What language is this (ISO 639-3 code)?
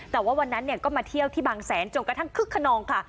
tha